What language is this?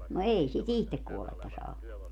Finnish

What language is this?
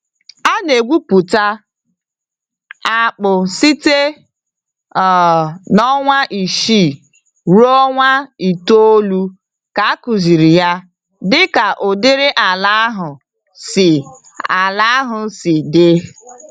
Igbo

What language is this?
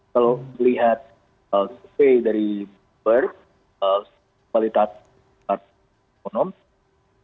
Indonesian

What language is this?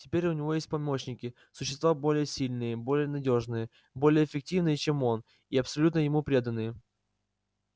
Russian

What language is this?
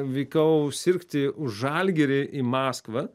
Lithuanian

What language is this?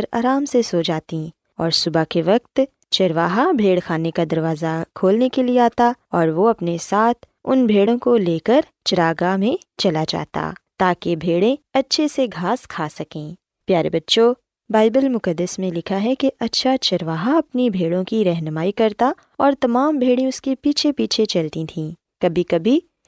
Urdu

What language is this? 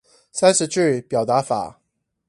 Chinese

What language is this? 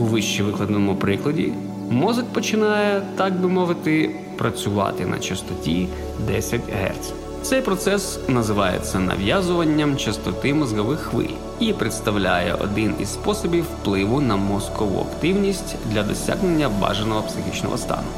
Ukrainian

